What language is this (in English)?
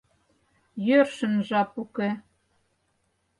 Mari